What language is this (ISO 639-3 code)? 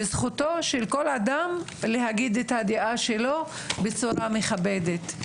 heb